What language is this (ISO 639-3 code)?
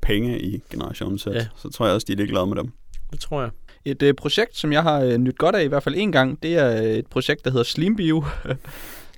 dan